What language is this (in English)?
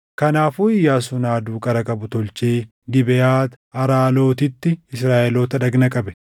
Oromo